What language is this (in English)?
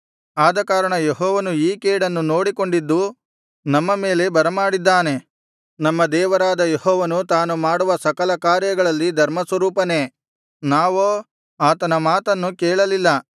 Kannada